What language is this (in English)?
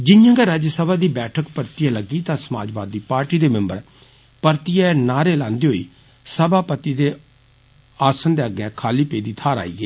Dogri